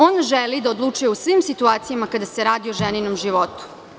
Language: Serbian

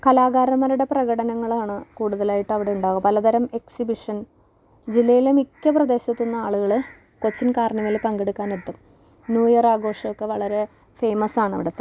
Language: Malayalam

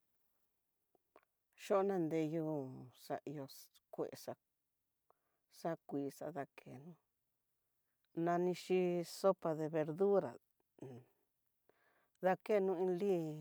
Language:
Tidaá Mixtec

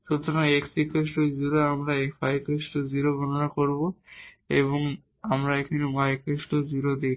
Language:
Bangla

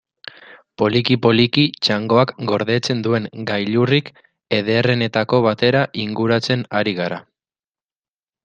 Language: Basque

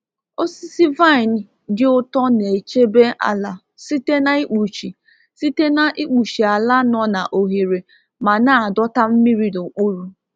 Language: Igbo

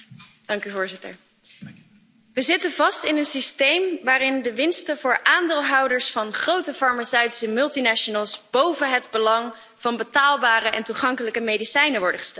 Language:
Dutch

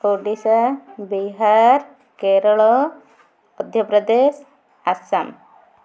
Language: Odia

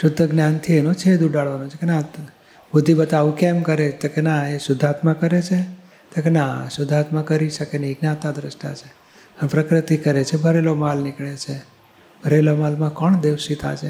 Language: Gujarati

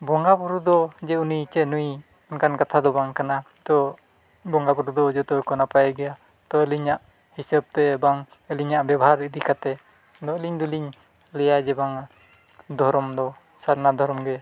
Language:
Santali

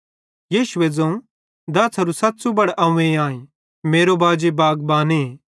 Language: Bhadrawahi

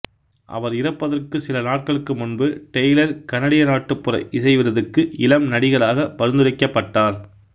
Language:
Tamil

